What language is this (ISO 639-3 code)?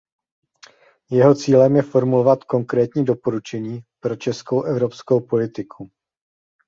ces